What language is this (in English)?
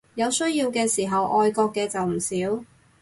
Cantonese